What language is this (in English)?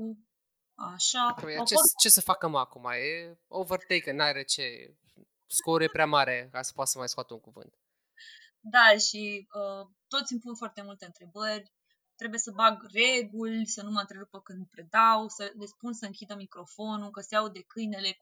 Romanian